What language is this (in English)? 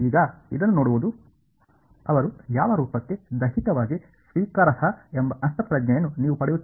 Kannada